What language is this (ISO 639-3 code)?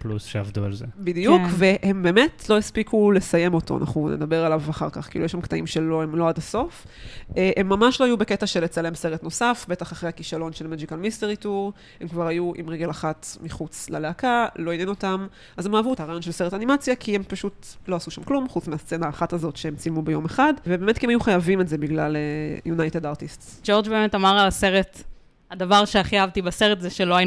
heb